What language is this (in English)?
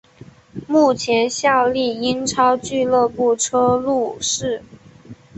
Chinese